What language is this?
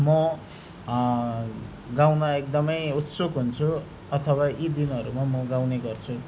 Nepali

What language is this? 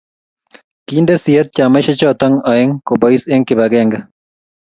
Kalenjin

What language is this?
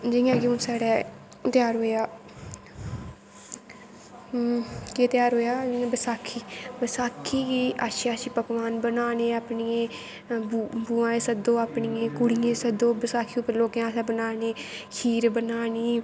Dogri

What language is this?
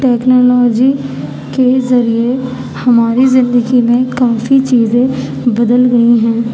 Urdu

